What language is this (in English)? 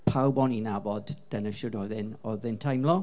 Welsh